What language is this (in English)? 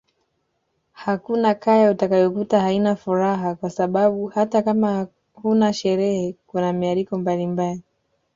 Swahili